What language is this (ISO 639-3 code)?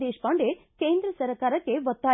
kan